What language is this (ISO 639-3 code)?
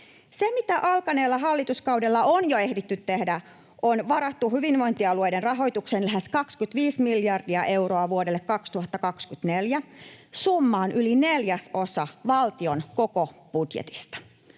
fin